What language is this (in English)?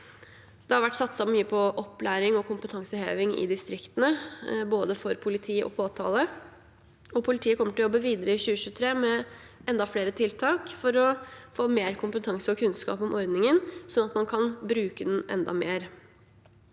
Norwegian